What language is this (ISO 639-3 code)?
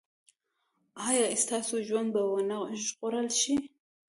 pus